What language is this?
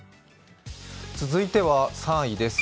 Japanese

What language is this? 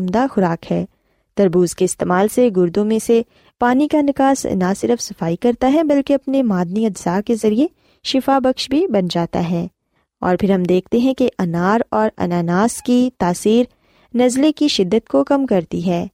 Urdu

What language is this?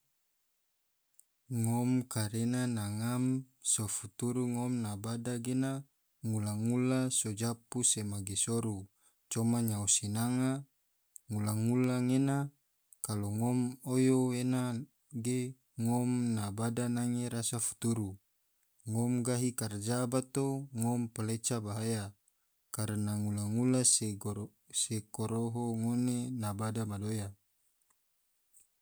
Tidore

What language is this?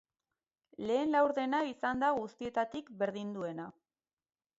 Basque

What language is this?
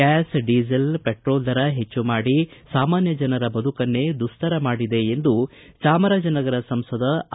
Kannada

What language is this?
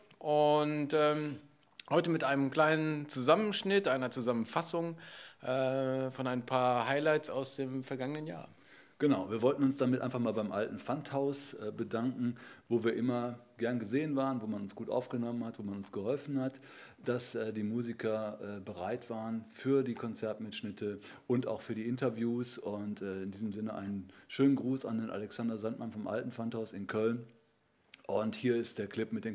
German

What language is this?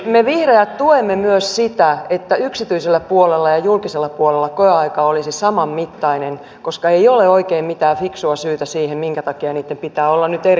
Finnish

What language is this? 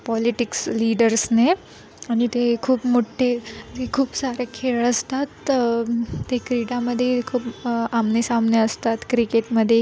Marathi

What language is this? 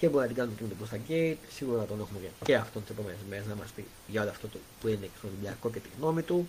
Greek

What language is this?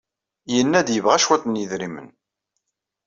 Kabyle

